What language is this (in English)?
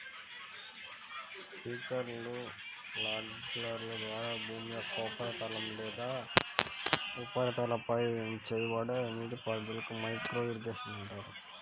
Telugu